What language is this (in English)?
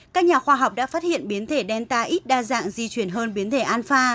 Vietnamese